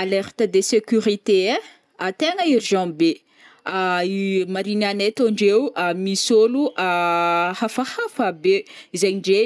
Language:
Northern Betsimisaraka Malagasy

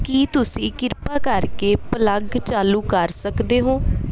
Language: Punjabi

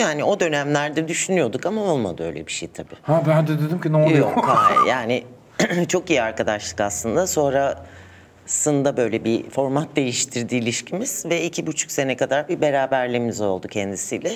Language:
Turkish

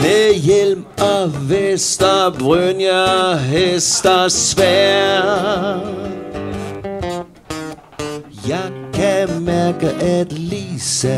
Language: Danish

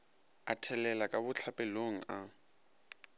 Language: Northern Sotho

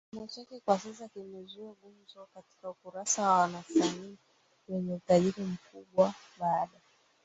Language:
Swahili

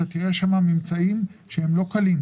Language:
Hebrew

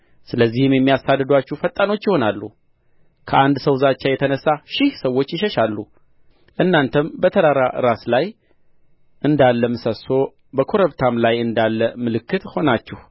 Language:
Amharic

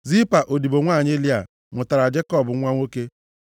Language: Igbo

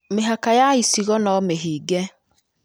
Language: Kikuyu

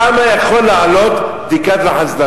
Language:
Hebrew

